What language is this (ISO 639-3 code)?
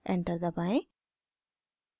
hin